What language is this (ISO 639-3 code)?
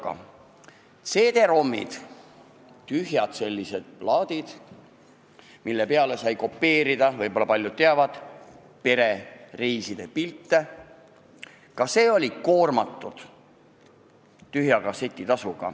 est